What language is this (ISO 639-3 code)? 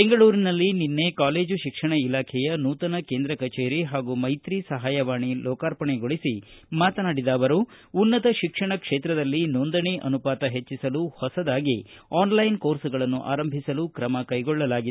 kan